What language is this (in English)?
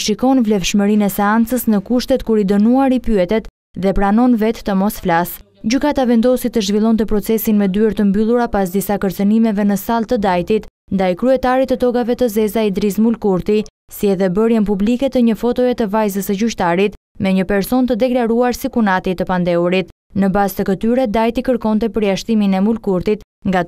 Romanian